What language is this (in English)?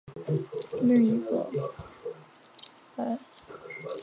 Chinese